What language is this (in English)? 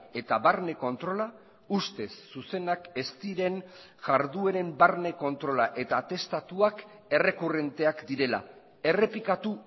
Basque